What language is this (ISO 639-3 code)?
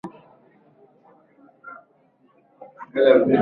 swa